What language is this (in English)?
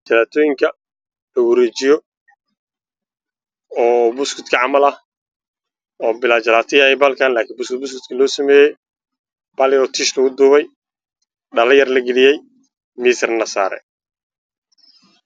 Somali